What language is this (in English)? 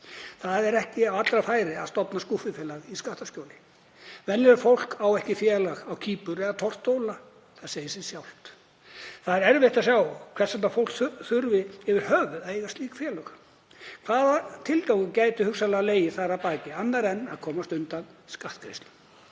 Icelandic